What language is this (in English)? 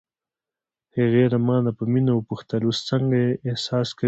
Pashto